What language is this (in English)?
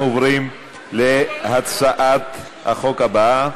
Hebrew